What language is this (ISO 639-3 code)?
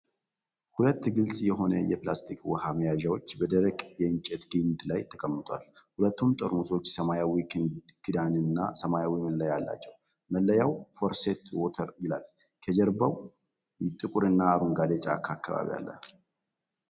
amh